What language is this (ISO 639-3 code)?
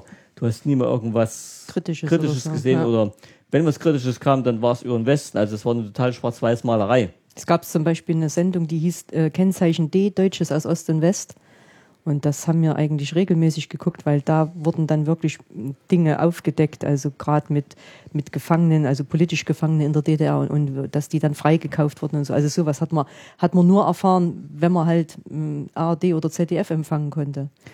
deu